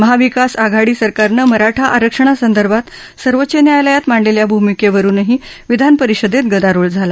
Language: Marathi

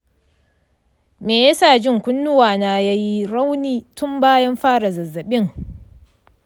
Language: Hausa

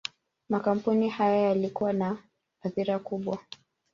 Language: Swahili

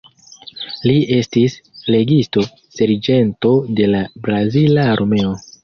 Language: Esperanto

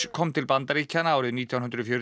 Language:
Icelandic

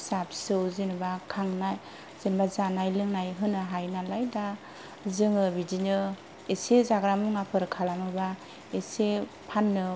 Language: Bodo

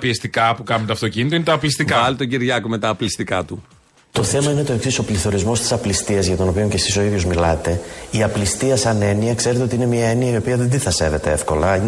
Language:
Greek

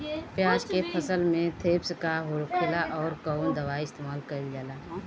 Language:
Bhojpuri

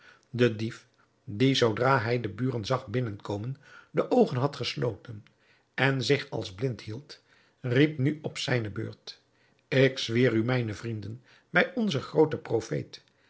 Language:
Dutch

